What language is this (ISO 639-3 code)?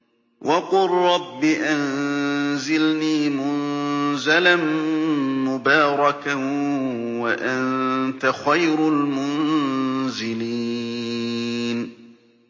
ara